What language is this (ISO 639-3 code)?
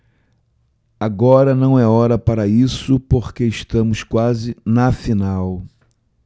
por